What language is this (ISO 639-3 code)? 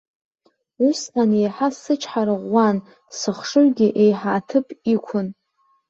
abk